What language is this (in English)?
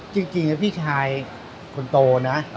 Thai